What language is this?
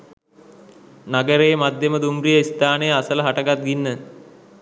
Sinhala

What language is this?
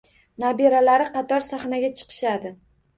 Uzbek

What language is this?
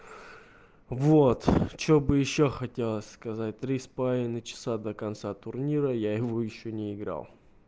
Russian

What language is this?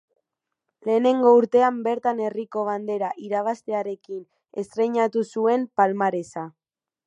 Basque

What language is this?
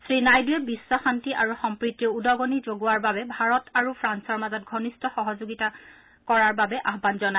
Assamese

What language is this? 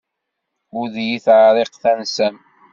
Kabyle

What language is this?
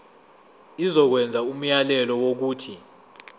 Zulu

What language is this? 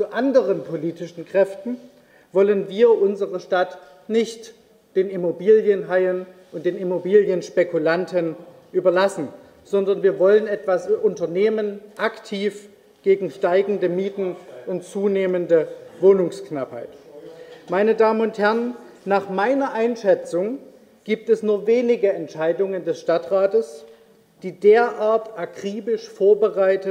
German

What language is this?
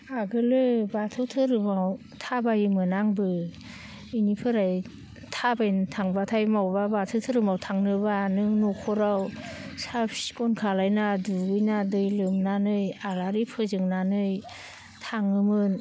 Bodo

